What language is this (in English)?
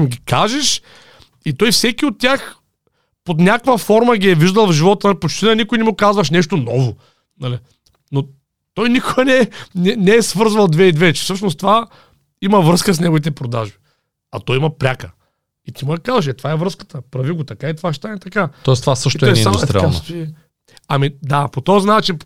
Bulgarian